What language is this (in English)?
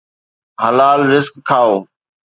Sindhi